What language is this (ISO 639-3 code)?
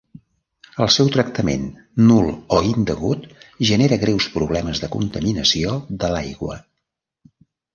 cat